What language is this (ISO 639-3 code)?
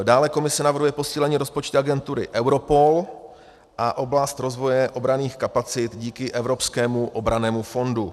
ces